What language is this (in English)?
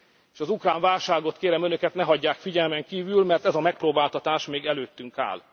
Hungarian